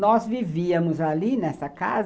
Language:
Portuguese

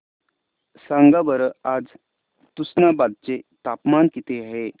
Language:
Marathi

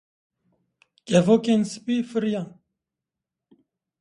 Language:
Kurdish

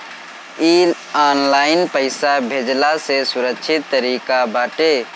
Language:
Bhojpuri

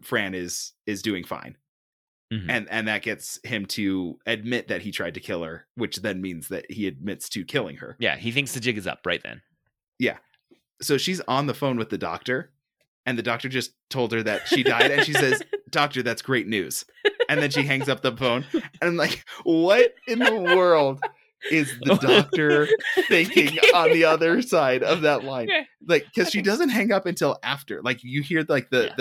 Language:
English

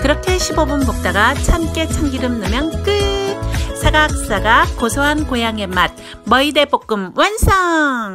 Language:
Korean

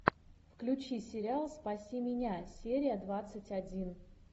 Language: Russian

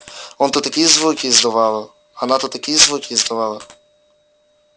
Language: Russian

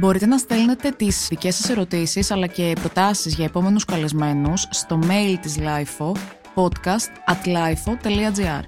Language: Greek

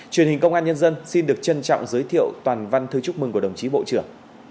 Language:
Vietnamese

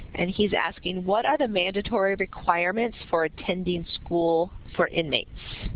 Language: English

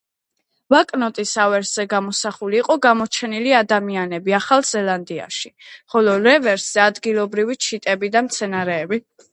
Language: Georgian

